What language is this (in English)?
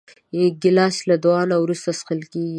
Pashto